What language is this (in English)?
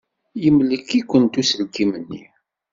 Kabyle